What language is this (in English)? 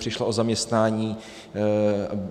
Czech